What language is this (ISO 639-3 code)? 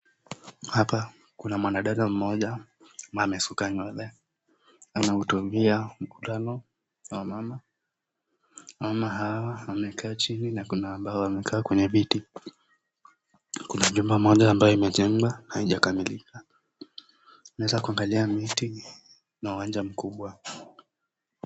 swa